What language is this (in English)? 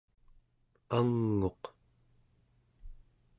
Central Yupik